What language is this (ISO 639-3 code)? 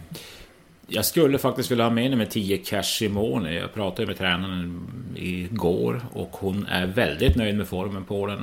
swe